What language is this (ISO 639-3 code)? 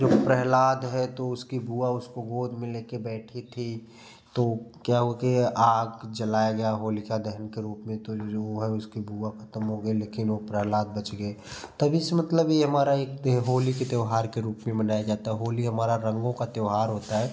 hin